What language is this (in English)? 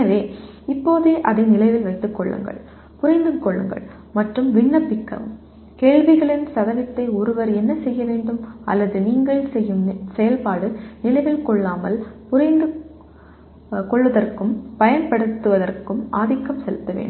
Tamil